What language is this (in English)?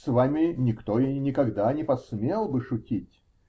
Russian